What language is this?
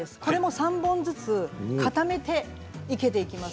Japanese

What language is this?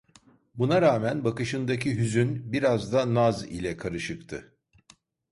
Turkish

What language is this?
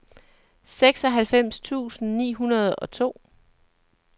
Danish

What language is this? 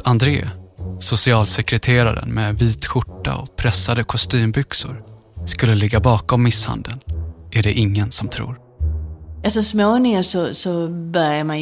Swedish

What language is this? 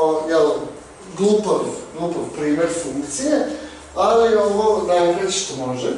Bulgarian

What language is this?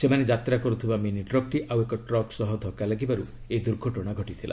Odia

